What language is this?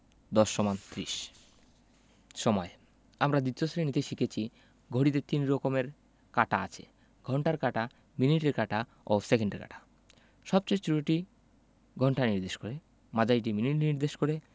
Bangla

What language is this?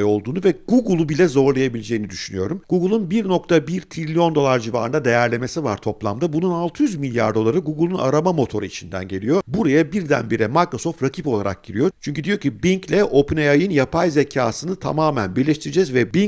Turkish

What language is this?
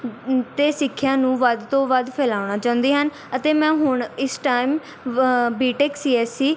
Punjabi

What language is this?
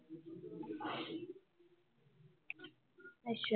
Punjabi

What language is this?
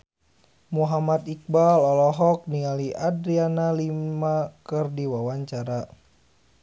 Sundanese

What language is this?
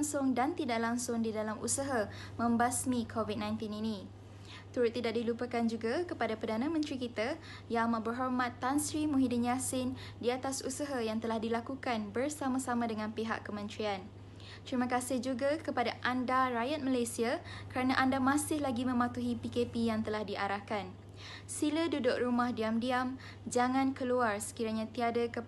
Malay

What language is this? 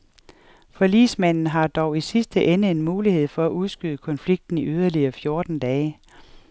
Danish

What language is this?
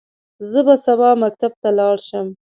Pashto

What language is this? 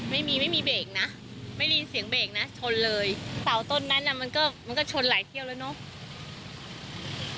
Thai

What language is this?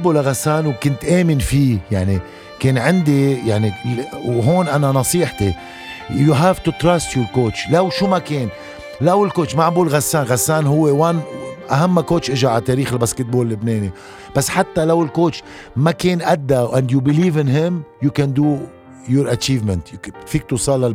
Arabic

